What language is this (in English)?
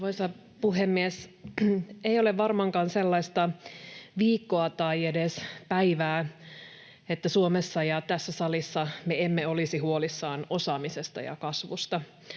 Finnish